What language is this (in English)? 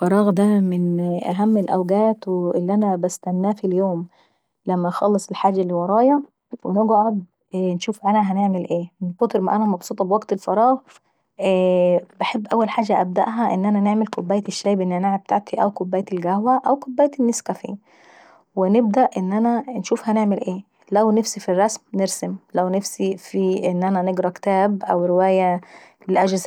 Saidi Arabic